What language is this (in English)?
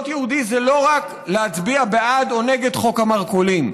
Hebrew